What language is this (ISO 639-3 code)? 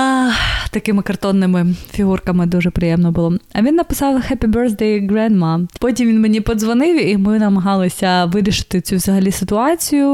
ukr